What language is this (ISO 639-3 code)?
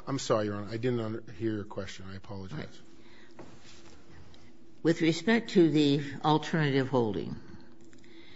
eng